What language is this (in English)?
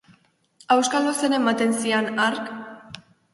Basque